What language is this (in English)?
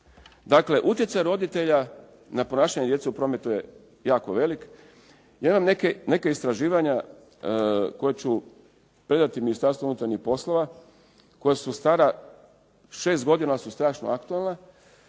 Croatian